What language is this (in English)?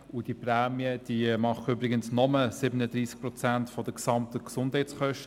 Swiss German